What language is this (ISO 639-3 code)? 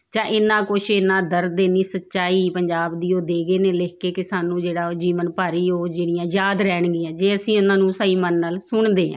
pan